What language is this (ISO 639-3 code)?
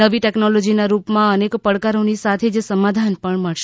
guj